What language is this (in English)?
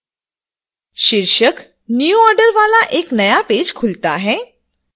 Hindi